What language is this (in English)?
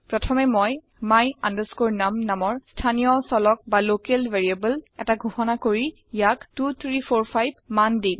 Assamese